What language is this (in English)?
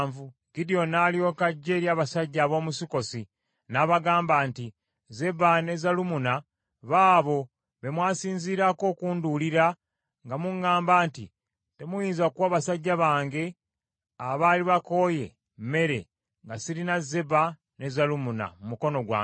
Ganda